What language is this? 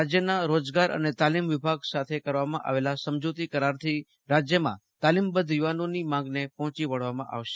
Gujarati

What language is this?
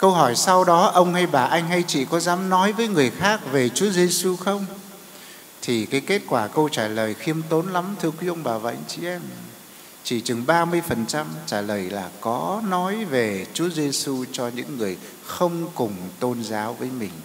Vietnamese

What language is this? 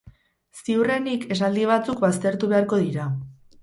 Basque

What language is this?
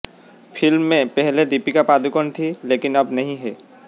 Hindi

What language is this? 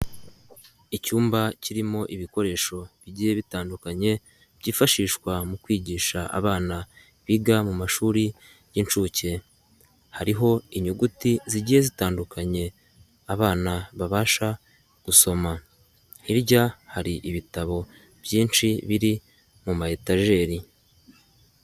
Kinyarwanda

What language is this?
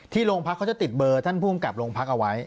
Thai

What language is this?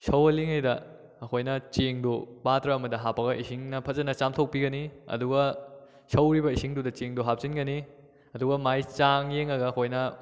Manipuri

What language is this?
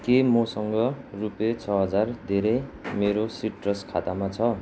Nepali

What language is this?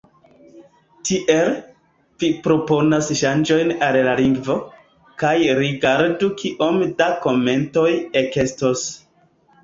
Esperanto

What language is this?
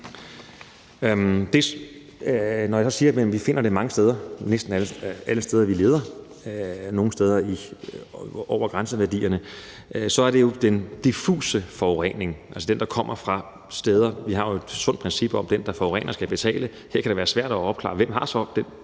Danish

